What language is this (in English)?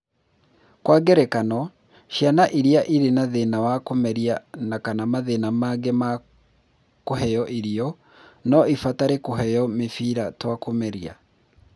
Kikuyu